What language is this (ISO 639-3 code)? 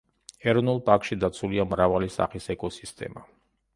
kat